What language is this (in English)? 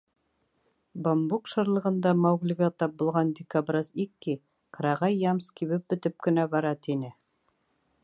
Bashkir